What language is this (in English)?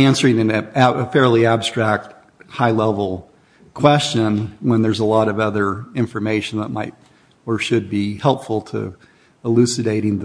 English